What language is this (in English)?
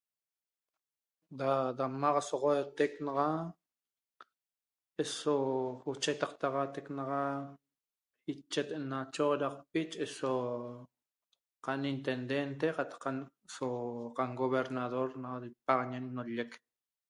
Toba